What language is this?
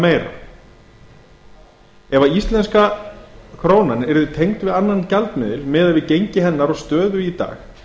Icelandic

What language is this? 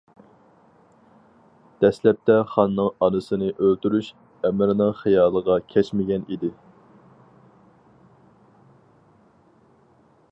Uyghur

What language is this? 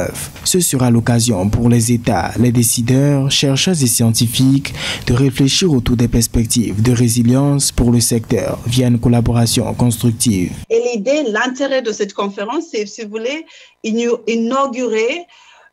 French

